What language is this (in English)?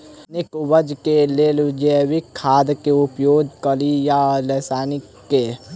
Maithili